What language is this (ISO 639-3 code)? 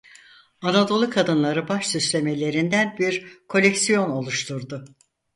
tur